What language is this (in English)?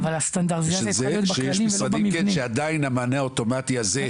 Hebrew